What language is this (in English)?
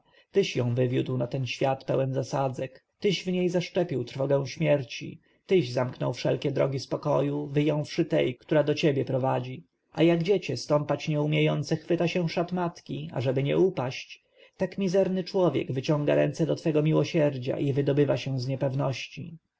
Polish